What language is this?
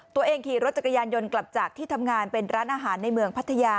Thai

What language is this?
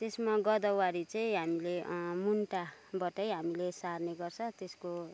Nepali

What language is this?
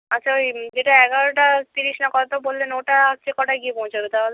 Bangla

